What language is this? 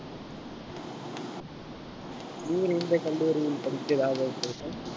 Tamil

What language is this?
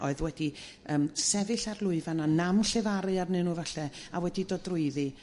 Welsh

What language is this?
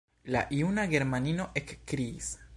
Esperanto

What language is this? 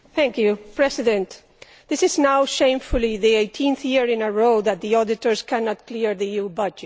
English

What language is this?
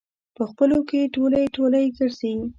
Pashto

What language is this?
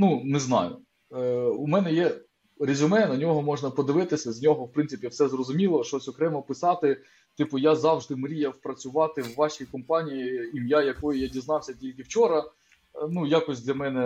Ukrainian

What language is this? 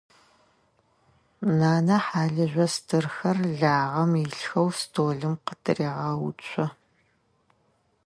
Adyghe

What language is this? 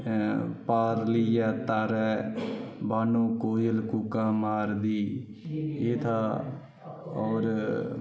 Dogri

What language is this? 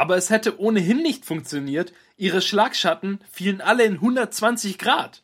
German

